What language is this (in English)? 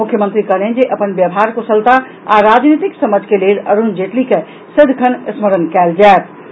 Maithili